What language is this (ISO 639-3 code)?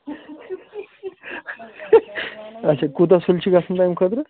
kas